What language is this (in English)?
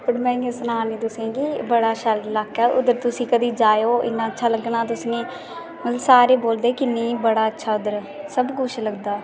Dogri